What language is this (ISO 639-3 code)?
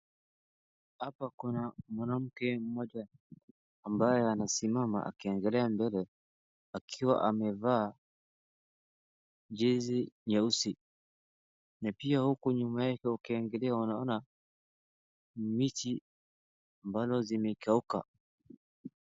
swa